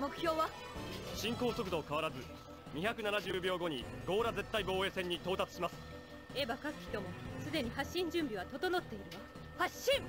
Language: Japanese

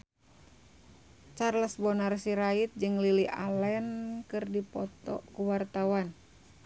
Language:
Sundanese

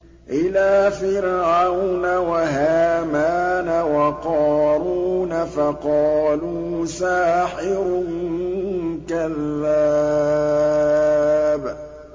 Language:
Arabic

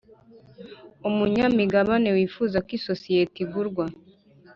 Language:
Kinyarwanda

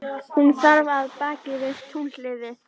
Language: Icelandic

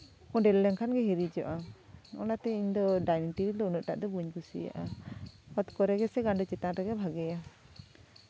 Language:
Santali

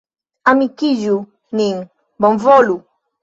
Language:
Esperanto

